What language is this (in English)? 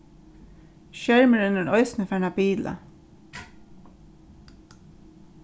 Faroese